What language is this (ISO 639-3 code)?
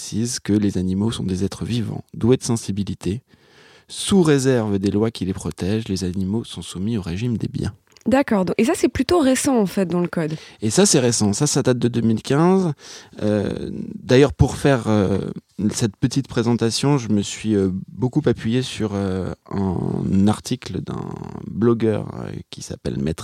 fra